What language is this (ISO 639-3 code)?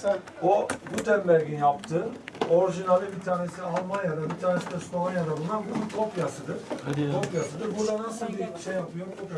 tur